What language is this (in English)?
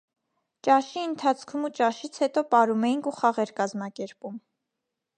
Armenian